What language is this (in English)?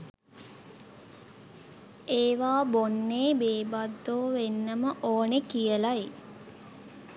Sinhala